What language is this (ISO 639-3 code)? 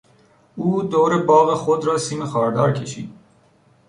fas